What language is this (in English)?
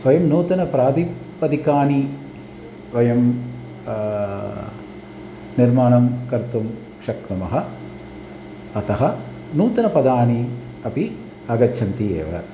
Sanskrit